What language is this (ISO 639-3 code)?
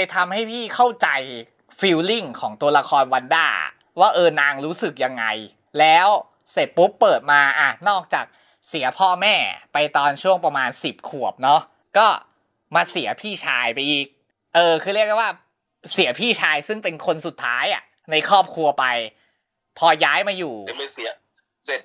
tha